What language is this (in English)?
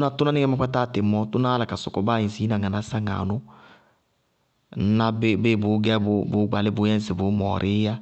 Bago-Kusuntu